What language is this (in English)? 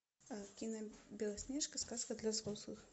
Russian